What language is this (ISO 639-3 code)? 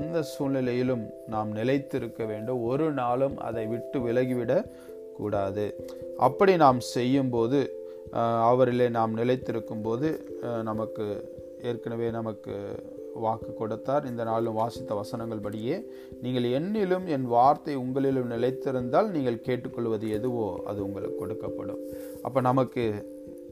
tam